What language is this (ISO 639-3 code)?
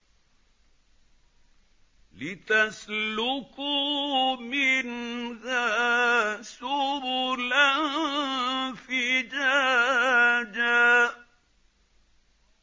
ara